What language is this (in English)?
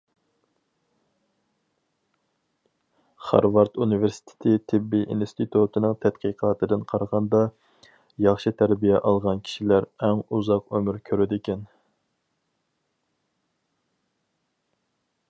Uyghur